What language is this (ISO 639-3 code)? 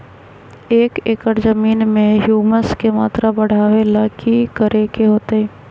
mag